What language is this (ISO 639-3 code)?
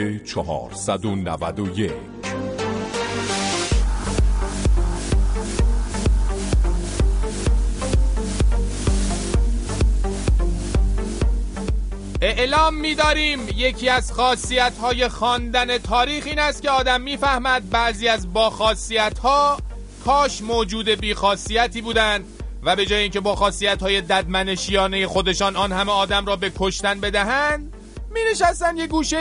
fas